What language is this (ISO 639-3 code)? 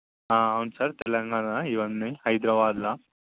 tel